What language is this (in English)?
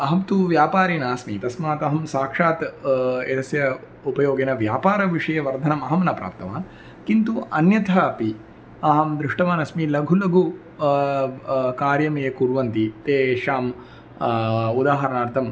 Sanskrit